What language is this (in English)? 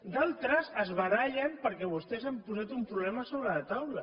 Catalan